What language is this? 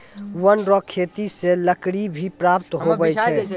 Maithili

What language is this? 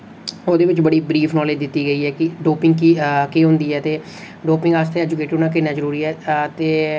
Dogri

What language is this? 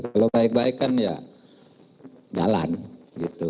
Indonesian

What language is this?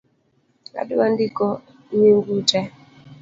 Luo (Kenya and Tanzania)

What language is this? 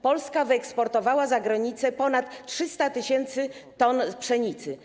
Polish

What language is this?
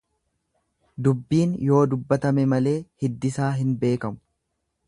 Oromo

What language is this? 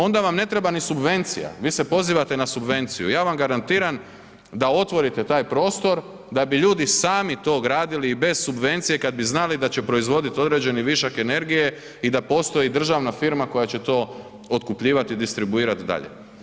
Croatian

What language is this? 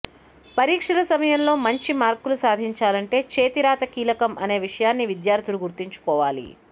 Telugu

